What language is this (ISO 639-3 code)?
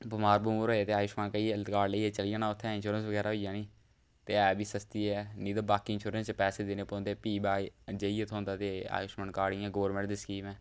doi